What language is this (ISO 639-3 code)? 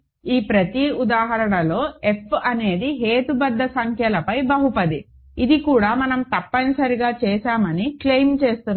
tel